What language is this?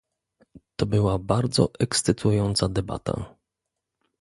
Polish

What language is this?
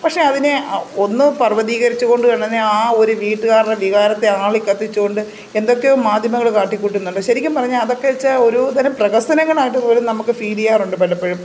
Malayalam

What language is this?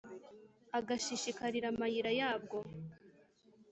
Kinyarwanda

